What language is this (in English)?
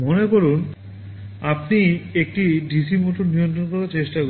Bangla